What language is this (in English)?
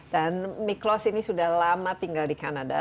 Indonesian